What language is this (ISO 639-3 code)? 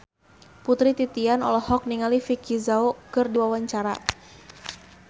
sun